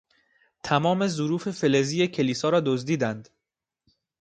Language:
Persian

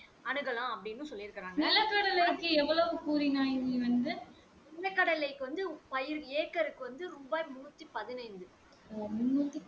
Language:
Tamil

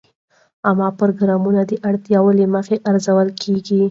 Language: Pashto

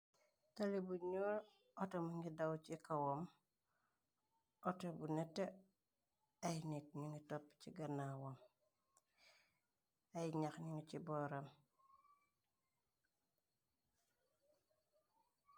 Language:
Wolof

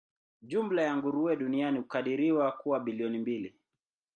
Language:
Swahili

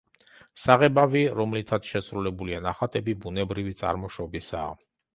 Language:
Georgian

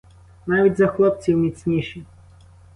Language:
Ukrainian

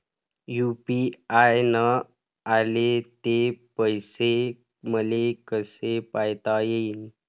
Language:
Marathi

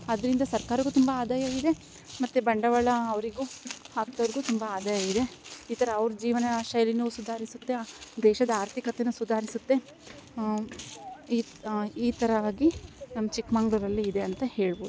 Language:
Kannada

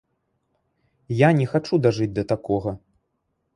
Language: Belarusian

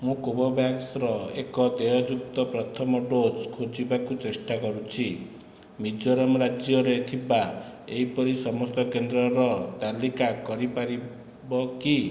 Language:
Odia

